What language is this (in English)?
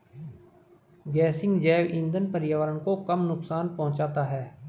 Hindi